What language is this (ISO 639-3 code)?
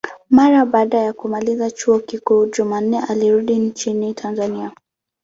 swa